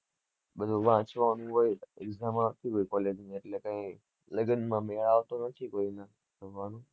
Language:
Gujarati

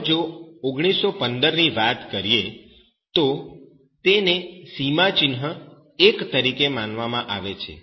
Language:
Gujarati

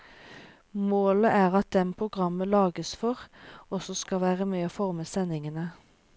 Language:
Norwegian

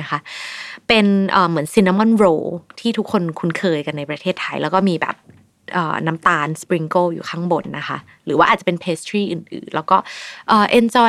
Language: Thai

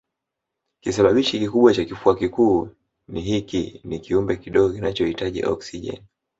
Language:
Swahili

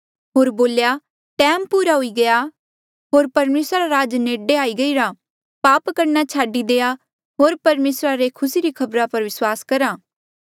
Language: Mandeali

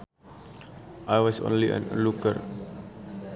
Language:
Sundanese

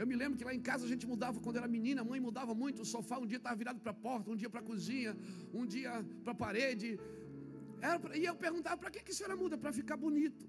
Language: Portuguese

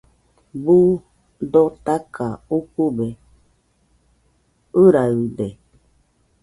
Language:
Nüpode Huitoto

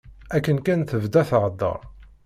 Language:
Kabyle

